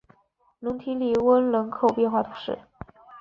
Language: Chinese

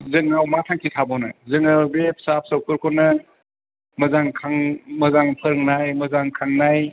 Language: Bodo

